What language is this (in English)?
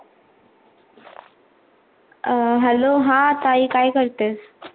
Marathi